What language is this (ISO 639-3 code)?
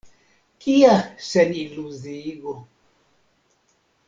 epo